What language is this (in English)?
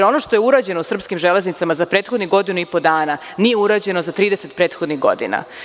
Serbian